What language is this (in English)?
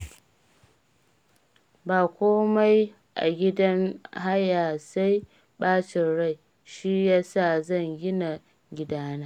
Hausa